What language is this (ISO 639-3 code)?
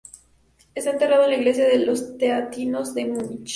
spa